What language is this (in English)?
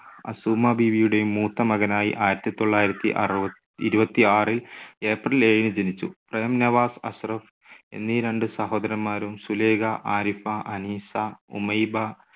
Malayalam